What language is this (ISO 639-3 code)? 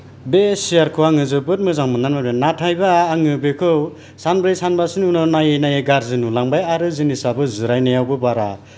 brx